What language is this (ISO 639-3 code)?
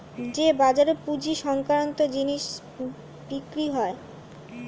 ben